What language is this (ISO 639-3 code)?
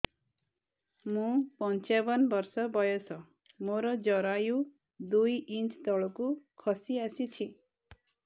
ori